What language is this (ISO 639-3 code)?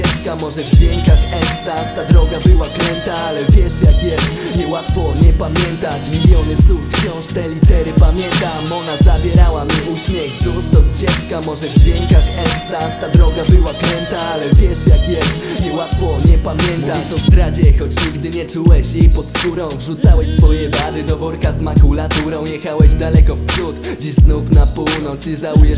pol